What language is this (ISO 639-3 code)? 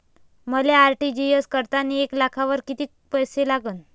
mar